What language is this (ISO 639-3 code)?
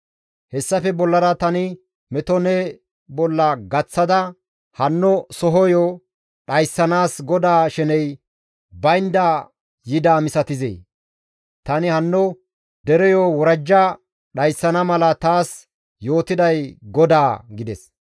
gmv